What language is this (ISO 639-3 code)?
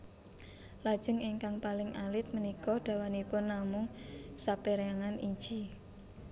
jav